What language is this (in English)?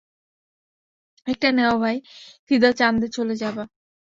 Bangla